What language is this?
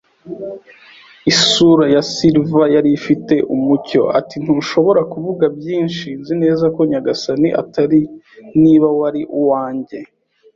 Kinyarwanda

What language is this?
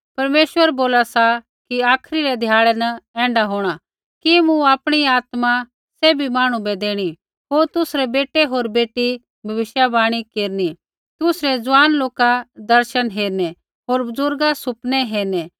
Kullu Pahari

